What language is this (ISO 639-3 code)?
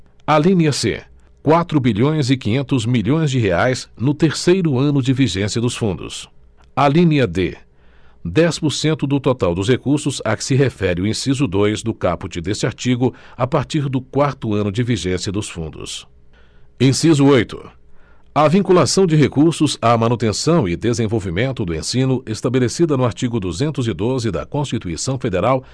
por